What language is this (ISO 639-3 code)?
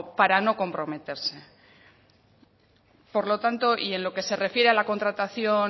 spa